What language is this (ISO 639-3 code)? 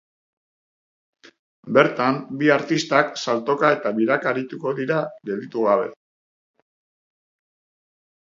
eus